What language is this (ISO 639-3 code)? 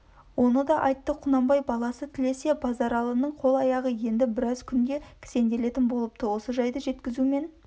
kaz